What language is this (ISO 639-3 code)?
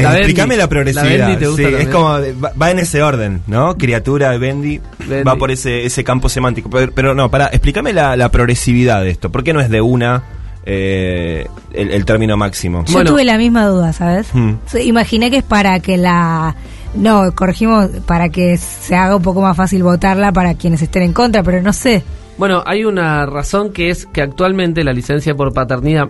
spa